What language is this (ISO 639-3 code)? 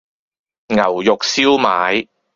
yue